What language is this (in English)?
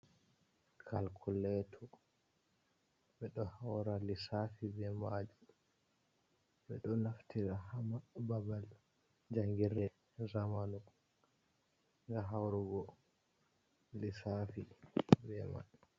Fula